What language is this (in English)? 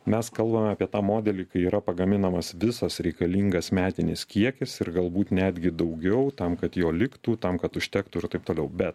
Lithuanian